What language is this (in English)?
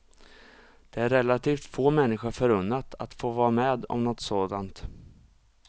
Swedish